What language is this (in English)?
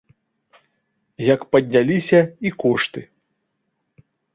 Belarusian